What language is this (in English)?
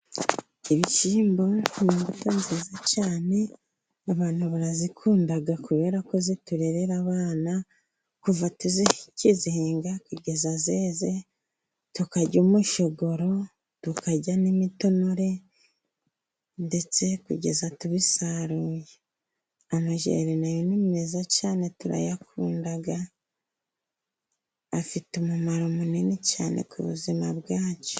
Kinyarwanda